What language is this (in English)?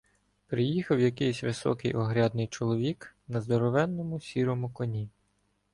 Ukrainian